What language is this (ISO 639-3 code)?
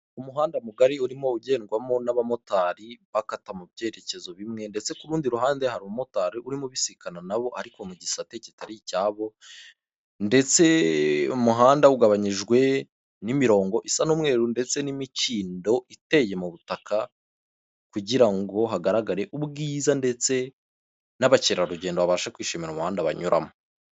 kin